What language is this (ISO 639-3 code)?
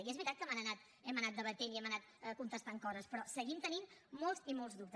cat